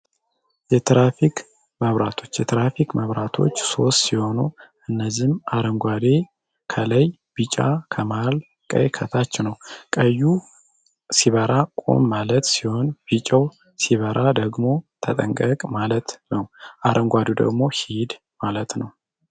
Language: Amharic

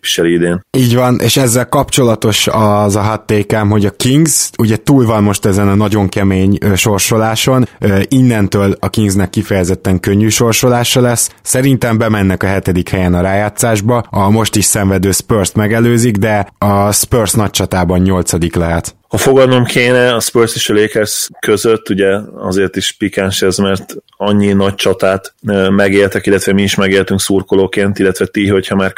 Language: Hungarian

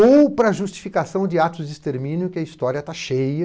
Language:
Portuguese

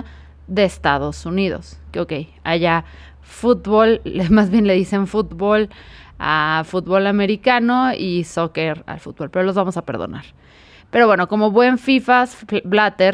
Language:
Spanish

